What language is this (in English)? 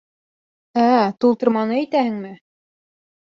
Bashkir